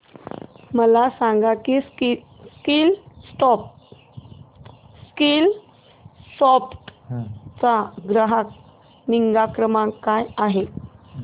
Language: Marathi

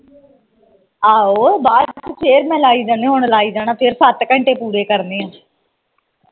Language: Punjabi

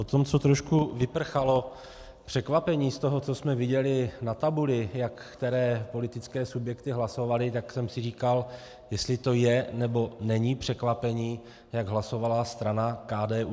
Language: Czech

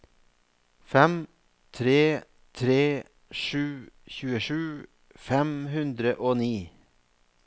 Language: Norwegian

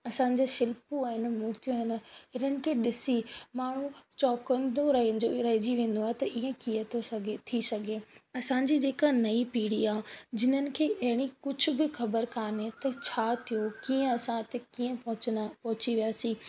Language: Sindhi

